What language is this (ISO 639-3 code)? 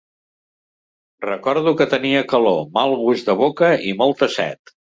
cat